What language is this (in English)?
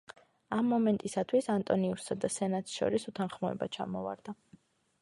Georgian